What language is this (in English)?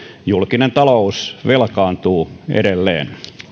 Finnish